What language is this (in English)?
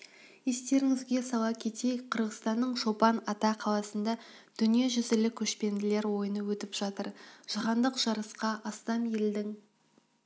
Kazakh